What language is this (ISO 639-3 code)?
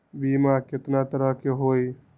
mag